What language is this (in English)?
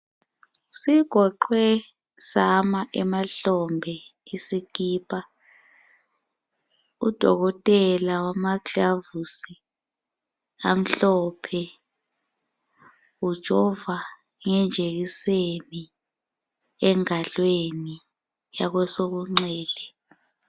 North Ndebele